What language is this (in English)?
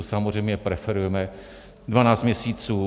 Czech